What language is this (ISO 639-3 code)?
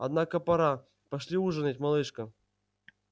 rus